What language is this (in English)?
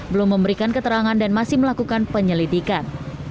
Indonesian